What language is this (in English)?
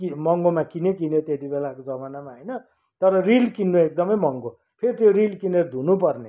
Nepali